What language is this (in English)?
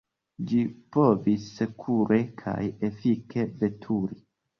Esperanto